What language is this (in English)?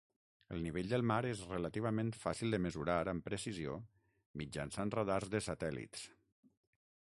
Catalan